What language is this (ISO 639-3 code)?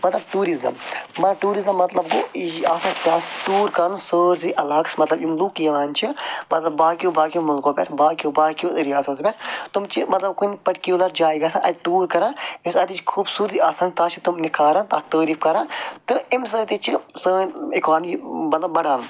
kas